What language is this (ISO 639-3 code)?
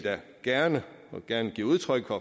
dan